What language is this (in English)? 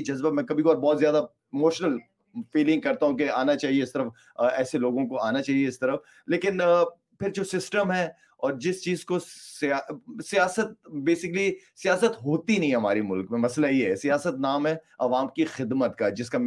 Urdu